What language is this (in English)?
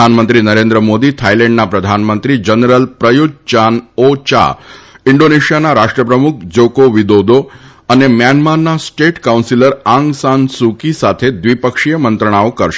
Gujarati